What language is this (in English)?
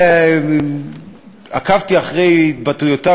Hebrew